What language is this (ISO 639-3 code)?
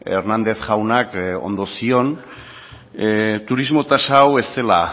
eus